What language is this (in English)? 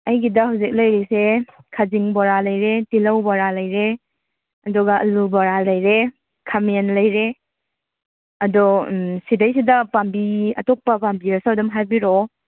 Manipuri